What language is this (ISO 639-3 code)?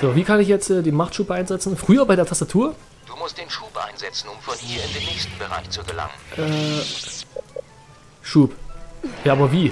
deu